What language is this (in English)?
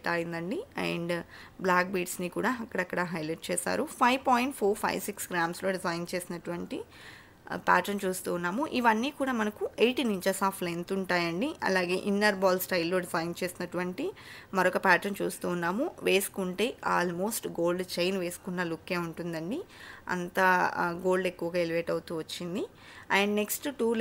Telugu